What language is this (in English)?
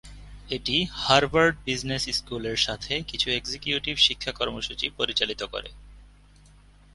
Bangla